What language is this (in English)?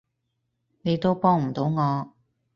Cantonese